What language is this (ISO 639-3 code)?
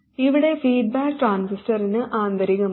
mal